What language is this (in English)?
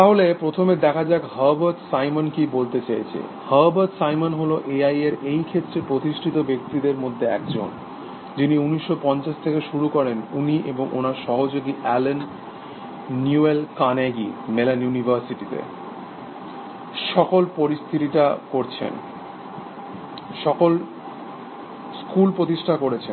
Bangla